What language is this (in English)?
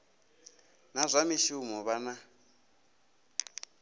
Venda